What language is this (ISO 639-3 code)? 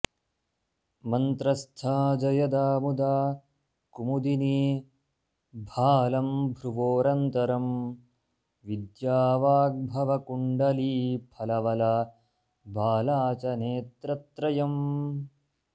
san